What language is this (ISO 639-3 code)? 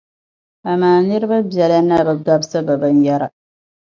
dag